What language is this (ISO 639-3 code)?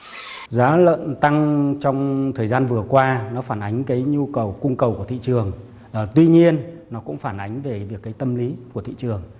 vie